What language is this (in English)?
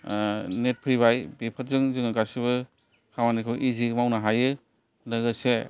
Bodo